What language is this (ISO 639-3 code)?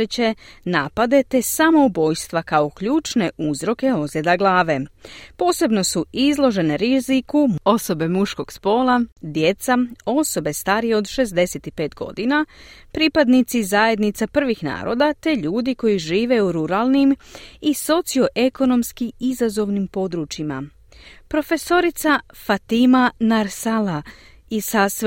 hrv